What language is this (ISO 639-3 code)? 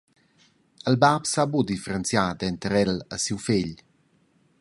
roh